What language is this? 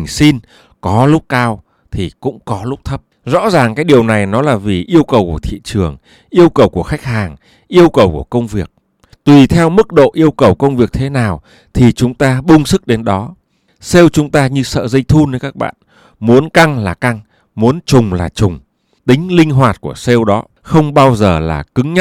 Vietnamese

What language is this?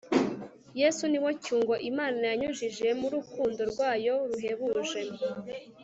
Kinyarwanda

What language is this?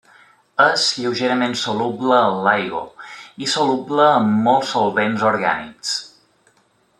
Catalan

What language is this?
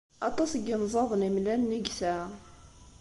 Kabyle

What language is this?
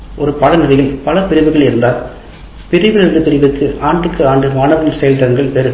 Tamil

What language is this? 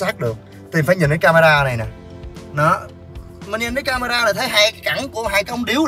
Vietnamese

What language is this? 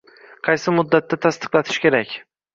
Uzbek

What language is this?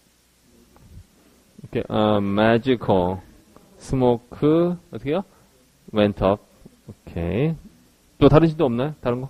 Korean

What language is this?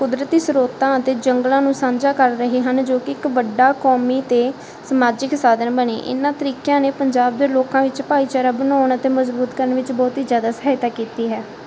Punjabi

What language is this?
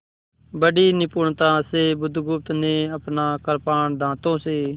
Hindi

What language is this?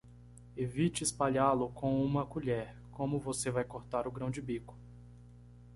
Portuguese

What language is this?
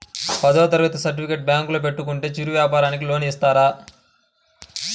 Telugu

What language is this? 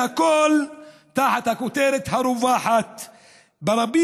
Hebrew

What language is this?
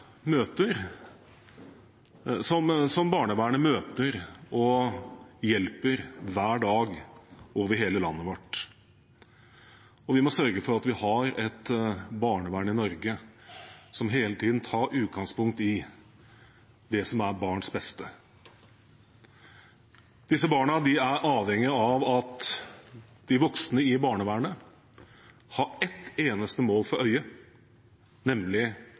Norwegian Bokmål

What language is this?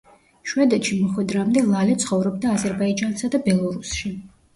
Georgian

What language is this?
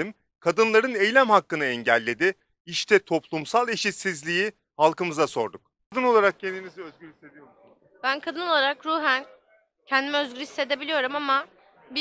Turkish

